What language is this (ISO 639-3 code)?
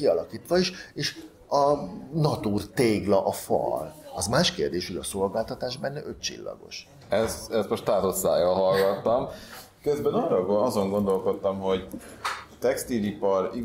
hun